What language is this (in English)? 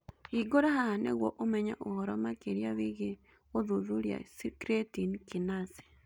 Kikuyu